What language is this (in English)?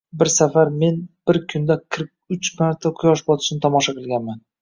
Uzbek